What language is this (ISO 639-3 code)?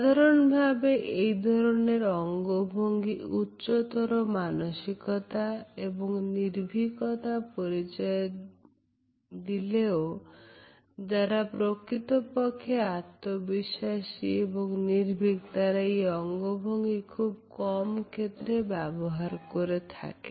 ben